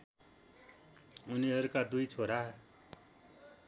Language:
Nepali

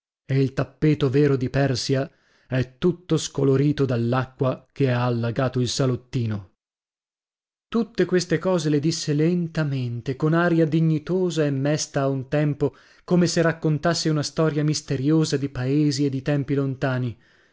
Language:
Italian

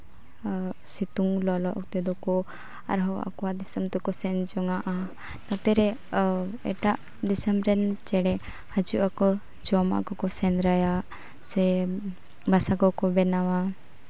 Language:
Santali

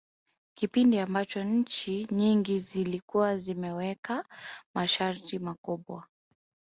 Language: Swahili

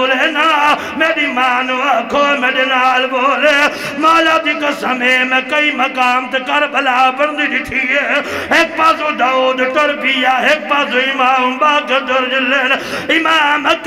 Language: Arabic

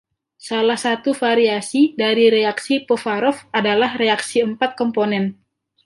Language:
Indonesian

